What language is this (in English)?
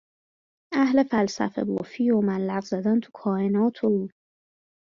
Persian